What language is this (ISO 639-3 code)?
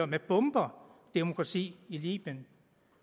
dan